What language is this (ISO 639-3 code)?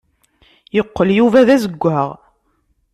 kab